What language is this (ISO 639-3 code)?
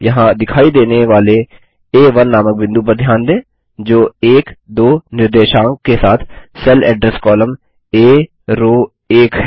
hin